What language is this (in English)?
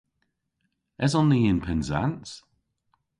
Cornish